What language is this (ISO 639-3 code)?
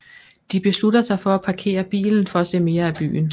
dan